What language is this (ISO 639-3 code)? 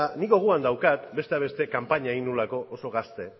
eus